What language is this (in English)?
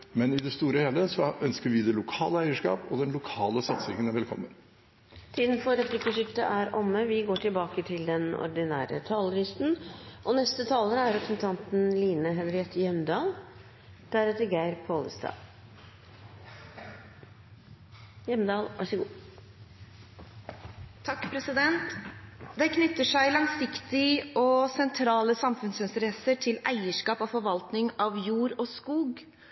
Norwegian